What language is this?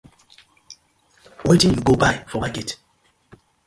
Nigerian Pidgin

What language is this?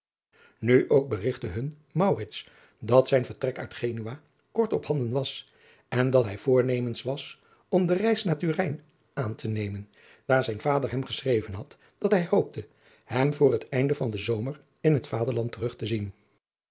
Dutch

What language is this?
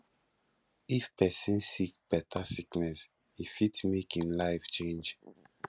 Nigerian Pidgin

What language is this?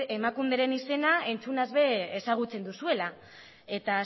Basque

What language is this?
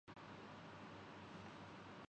Urdu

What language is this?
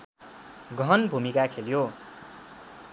Nepali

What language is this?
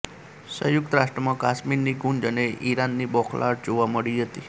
Gujarati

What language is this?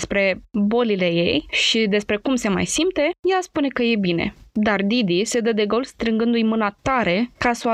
Romanian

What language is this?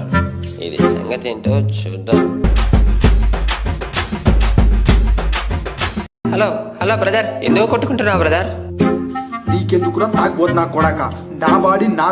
Indonesian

